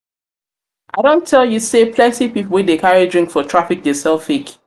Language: Nigerian Pidgin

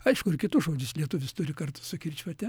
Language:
Lithuanian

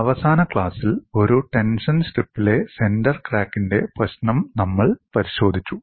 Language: Malayalam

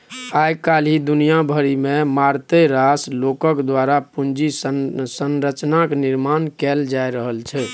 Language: Maithili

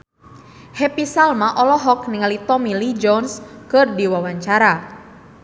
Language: Sundanese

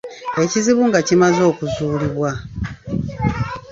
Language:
Ganda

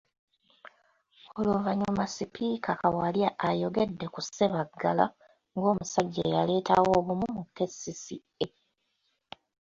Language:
Ganda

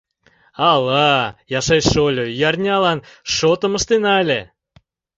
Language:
Mari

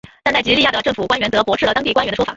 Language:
Chinese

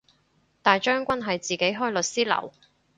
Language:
Cantonese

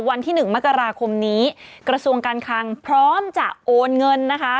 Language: Thai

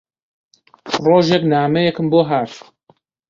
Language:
Central Kurdish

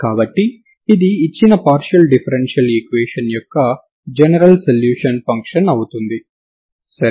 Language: Telugu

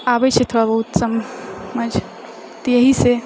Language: Maithili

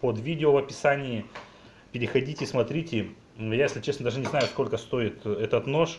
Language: Russian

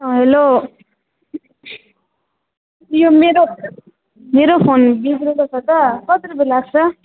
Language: Nepali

